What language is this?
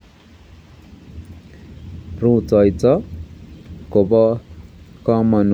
Kalenjin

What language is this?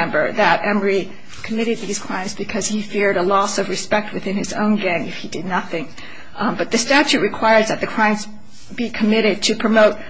English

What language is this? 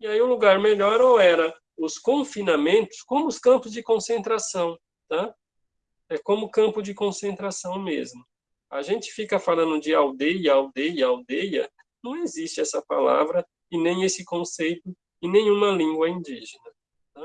Portuguese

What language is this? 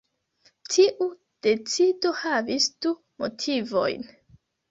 Esperanto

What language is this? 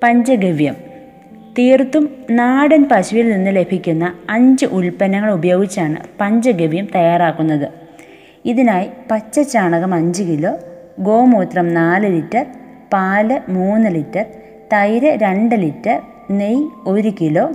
Malayalam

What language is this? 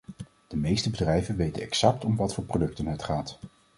Dutch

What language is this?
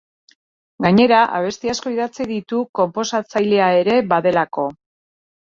Basque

